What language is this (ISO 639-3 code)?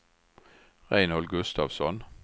swe